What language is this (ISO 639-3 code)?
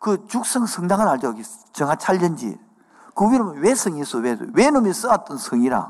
kor